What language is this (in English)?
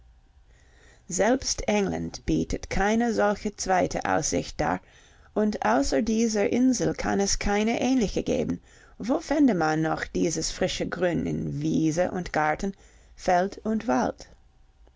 German